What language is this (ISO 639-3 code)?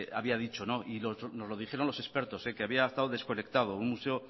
spa